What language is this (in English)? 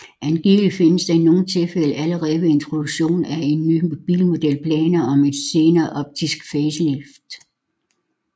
Danish